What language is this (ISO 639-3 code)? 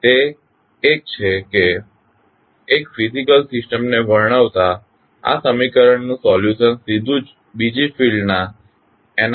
guj